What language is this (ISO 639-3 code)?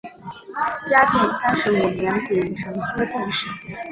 zho